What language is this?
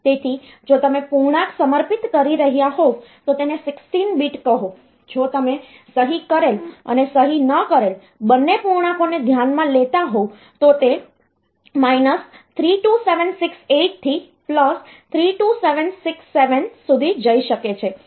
Gujarati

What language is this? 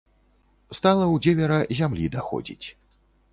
Belarusian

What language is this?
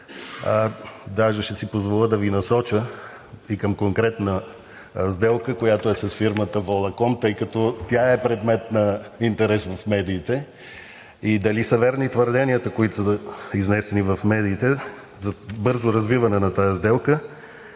Bulgarian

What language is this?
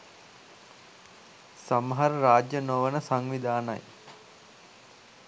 Sinhala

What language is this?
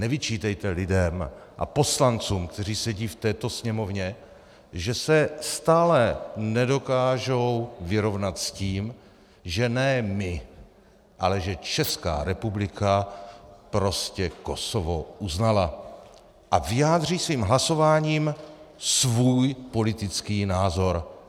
Czech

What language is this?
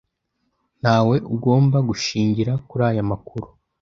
Kinyarwanda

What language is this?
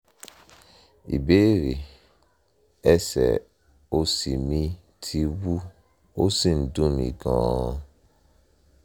Yoruba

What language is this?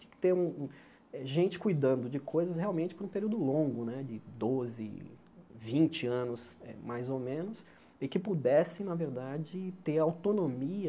Portuguese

